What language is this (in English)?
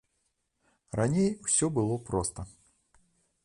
Belarusian